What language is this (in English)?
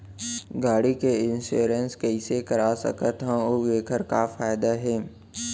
Chhattisgarhi